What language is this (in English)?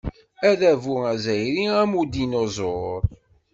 Kabyle